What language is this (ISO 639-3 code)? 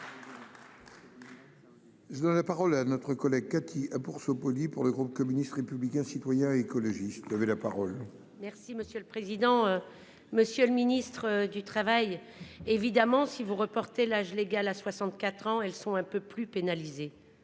fra